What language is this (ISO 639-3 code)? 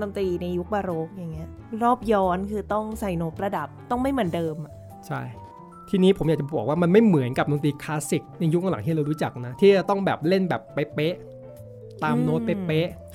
tha